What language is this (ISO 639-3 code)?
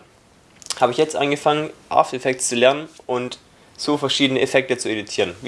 deu